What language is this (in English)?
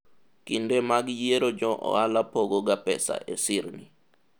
Luo (Kenya and Tanzania)